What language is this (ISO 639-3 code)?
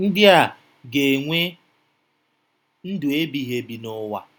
ibo